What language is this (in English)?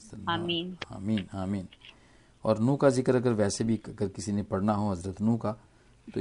Hindi